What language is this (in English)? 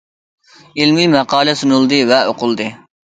Uyghur